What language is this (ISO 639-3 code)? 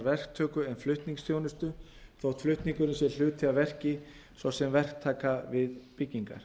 isl